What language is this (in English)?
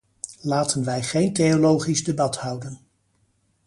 Dutch